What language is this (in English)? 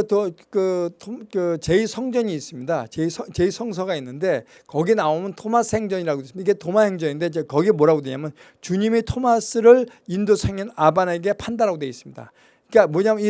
Korean